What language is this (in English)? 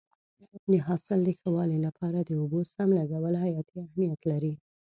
Pashto